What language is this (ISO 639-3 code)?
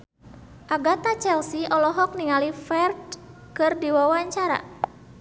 sun